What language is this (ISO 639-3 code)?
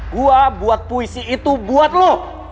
ind